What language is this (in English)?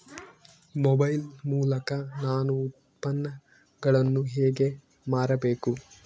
Kannada